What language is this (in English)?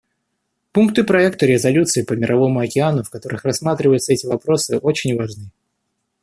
Russian